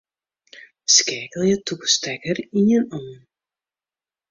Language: Western Frisian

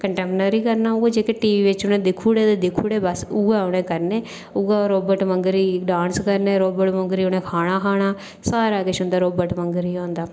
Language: Dogri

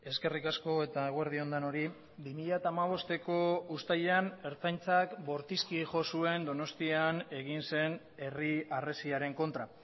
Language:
Basque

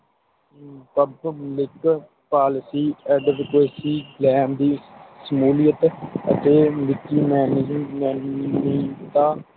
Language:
Punjabi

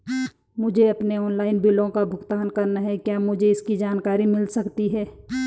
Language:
Hindi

